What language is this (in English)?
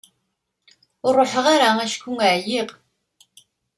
Kabyle